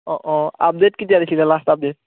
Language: Assamese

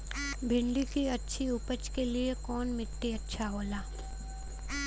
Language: Bhojpuri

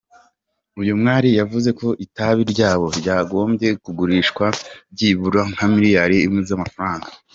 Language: Kinyarwanda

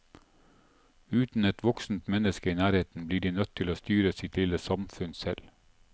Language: Norwegian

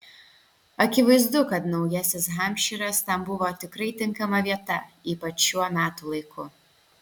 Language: Lithuanian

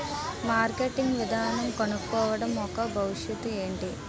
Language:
Telugu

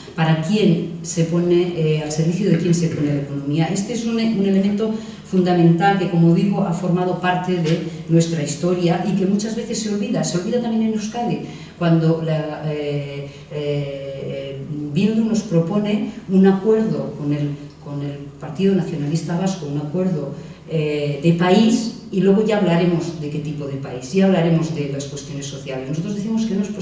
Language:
Spanish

